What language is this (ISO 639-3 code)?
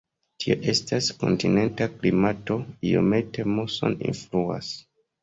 epo